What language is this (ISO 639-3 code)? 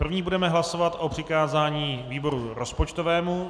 ces